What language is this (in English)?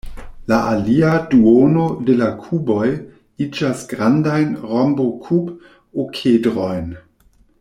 Esperanto